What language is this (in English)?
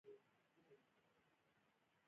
Pashto